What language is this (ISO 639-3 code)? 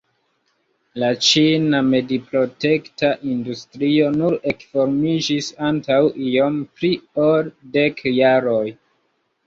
epo